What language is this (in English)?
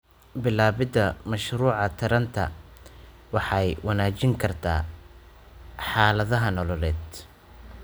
Somali